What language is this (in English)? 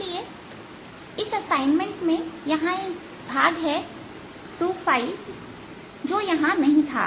Hindi